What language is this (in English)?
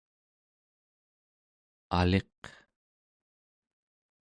Central Yupik